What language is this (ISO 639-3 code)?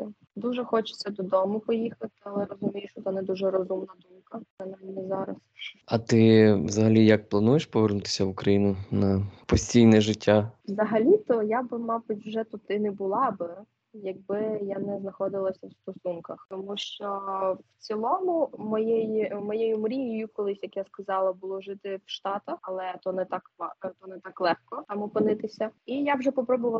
ukr